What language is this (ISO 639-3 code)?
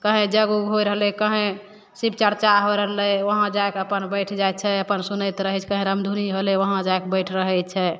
mai